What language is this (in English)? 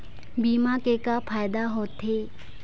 Chhattisgarhi